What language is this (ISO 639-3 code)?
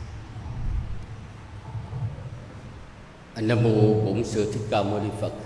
vie